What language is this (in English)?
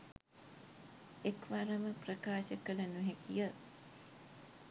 Sinhala